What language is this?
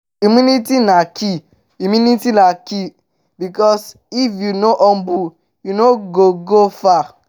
Nigerian Pidgin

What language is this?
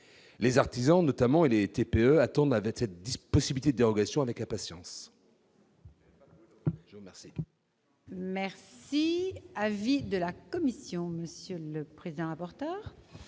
French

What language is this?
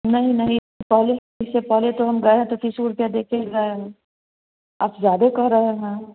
Hindi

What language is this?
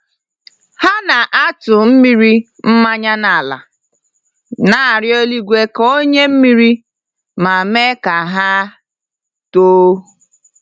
Igbo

